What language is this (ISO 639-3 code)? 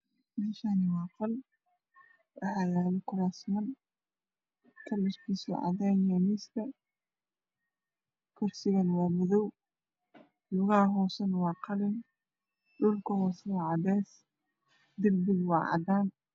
som